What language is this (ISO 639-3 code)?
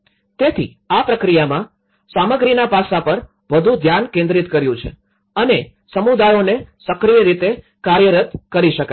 guj